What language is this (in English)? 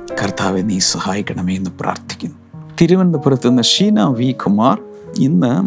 Malayalam